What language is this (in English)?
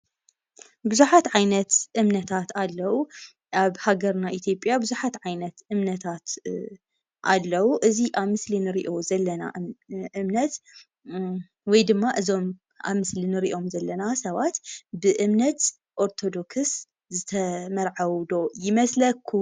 Tigrinya